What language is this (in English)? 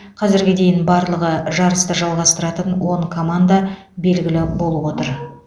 Kazakh